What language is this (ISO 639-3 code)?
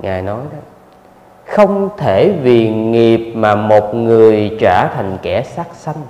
vie